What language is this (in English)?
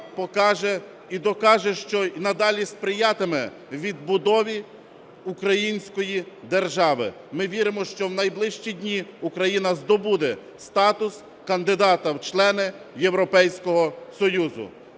Ukrainian